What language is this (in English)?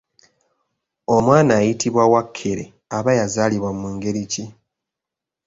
Ganda